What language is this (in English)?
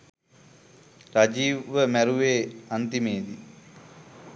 Sinhala